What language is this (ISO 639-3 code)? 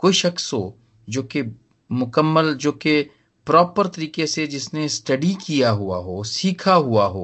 hin